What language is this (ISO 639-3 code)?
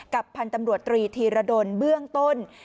tha